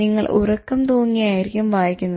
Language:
Malayalam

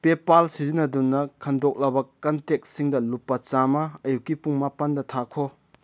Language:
Manipuri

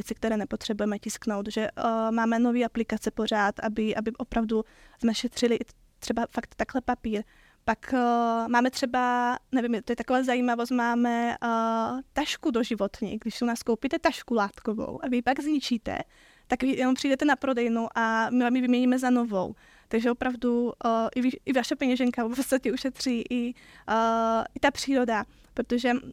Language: Czech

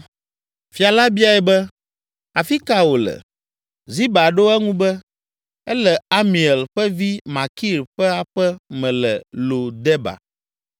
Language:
Ewe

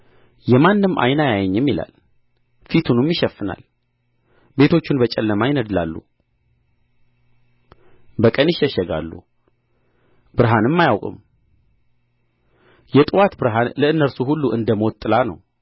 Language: Amharic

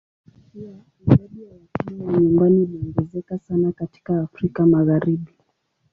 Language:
Swahili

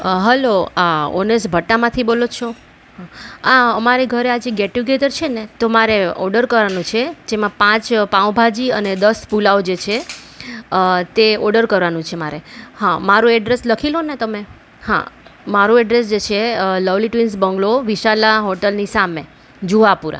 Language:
Gujarati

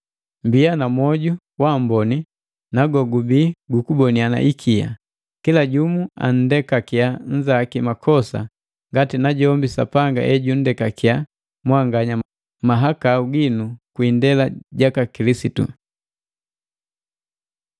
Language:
Matengo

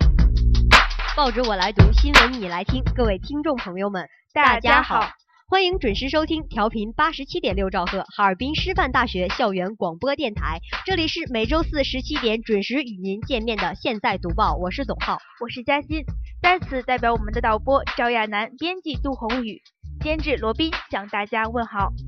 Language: Chinese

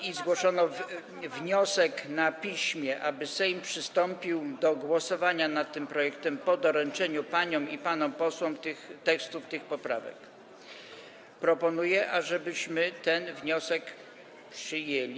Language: Polish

